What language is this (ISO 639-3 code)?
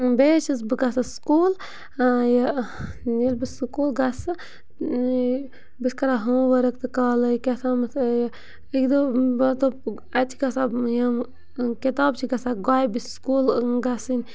kas